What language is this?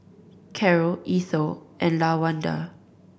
English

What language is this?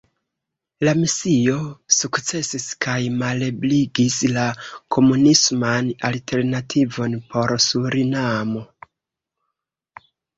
Esperanto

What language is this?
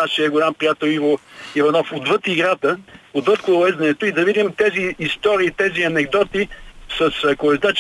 Bulgarian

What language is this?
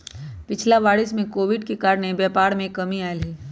Magahi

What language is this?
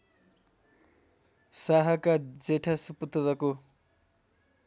Nepali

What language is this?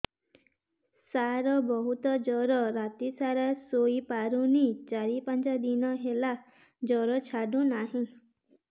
Odia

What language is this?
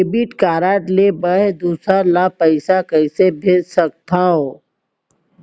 Chhattisgarhi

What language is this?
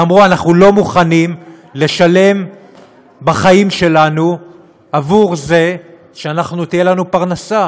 Hebrew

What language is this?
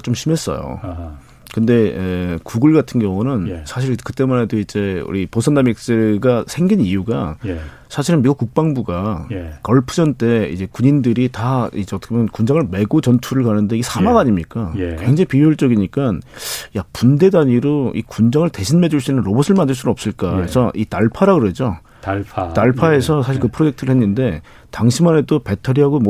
Korean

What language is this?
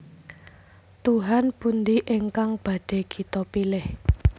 Javanese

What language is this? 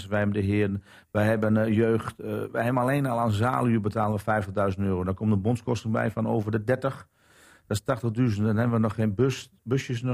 Dutch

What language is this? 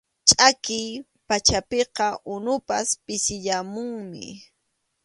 Arequipa-La Unión Quechua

